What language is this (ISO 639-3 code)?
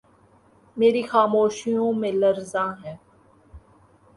urd